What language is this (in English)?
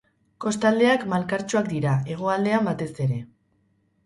Basque